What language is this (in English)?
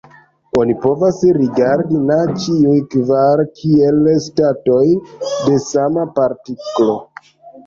Esperanto